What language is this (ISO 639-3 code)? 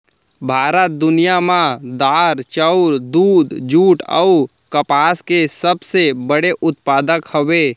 hne